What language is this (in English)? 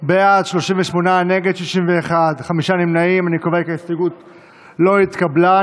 Hebrew